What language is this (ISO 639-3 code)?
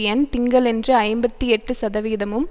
tam